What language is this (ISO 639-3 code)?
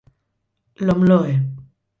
eus